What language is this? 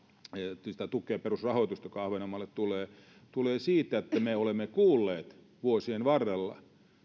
Finnish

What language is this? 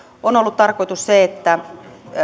Finnish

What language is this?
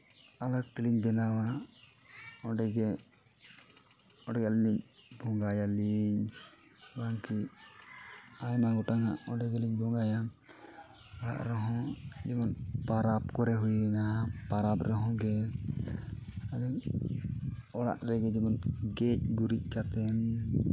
Santali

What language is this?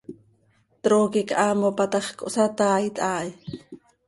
Seri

